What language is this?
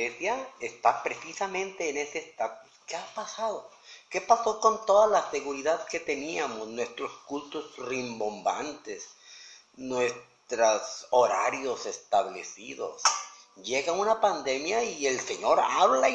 Spanish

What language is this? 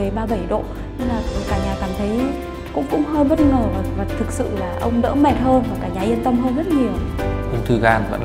Vietnamese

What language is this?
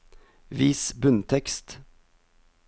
Norwegian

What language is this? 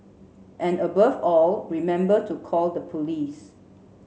English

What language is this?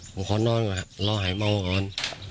Thai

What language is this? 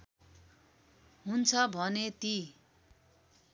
Nepali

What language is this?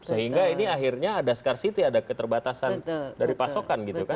Indonesian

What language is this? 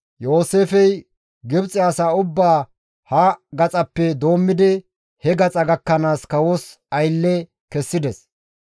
Gamo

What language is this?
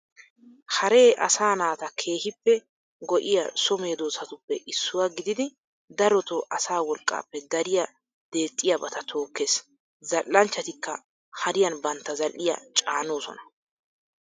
Wolaytta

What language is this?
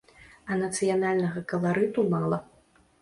Belarusian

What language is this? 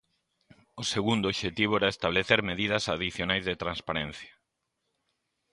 Galician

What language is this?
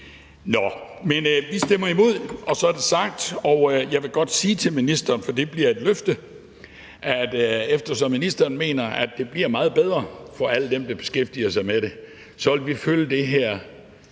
Danish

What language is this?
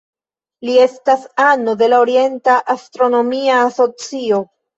Esperanto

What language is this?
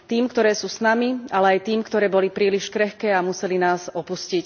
Slovak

